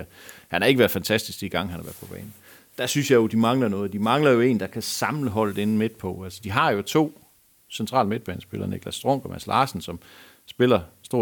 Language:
Danish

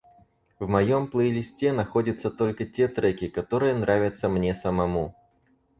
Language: Russian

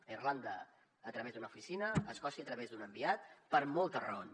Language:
Catalan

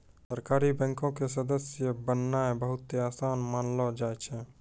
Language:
Maithili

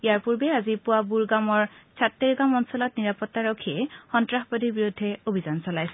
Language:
Assamese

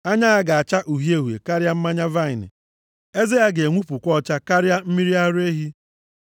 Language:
Igbo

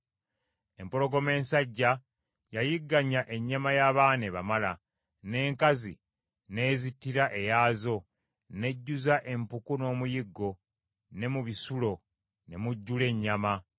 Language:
Ganda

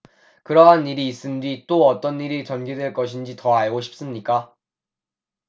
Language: Korean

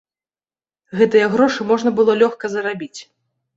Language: Belarusian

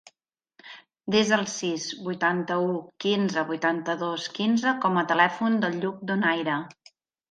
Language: Catalan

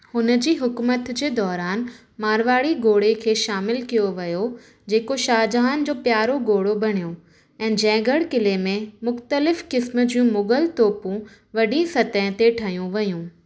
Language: Sindhi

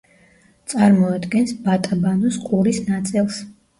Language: Georgian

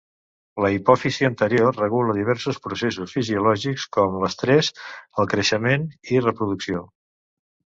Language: Catalan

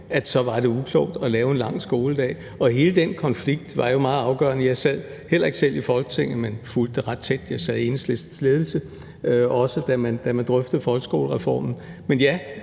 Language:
Danish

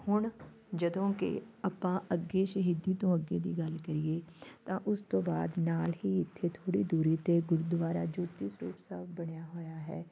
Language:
Punjabi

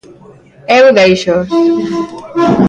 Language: Galician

